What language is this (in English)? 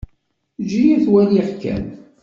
Kabyle